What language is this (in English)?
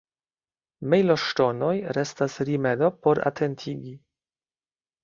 Esperanto